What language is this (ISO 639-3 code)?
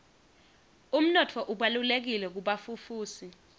ssw